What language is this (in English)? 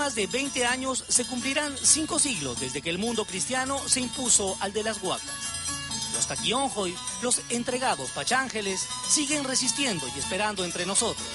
Spanish